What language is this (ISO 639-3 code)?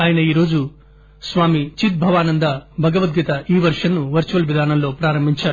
tel